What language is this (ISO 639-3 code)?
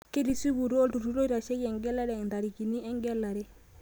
mas